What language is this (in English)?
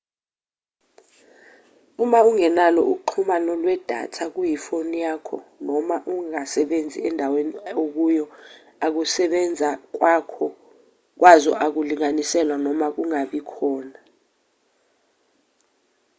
Zulu